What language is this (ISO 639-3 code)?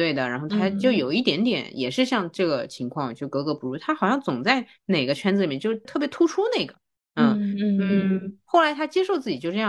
zho